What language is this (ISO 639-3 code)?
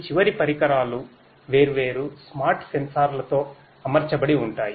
tel